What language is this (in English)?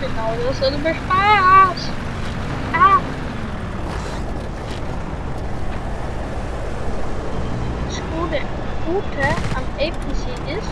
German